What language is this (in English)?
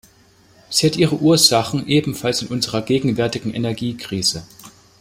German